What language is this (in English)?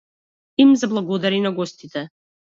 Macedonian